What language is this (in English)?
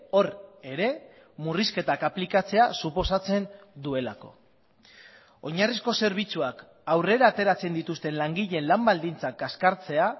Basque